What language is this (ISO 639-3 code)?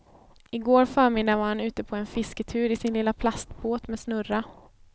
swe